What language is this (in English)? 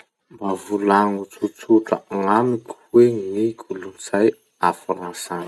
Masikoro Malagasy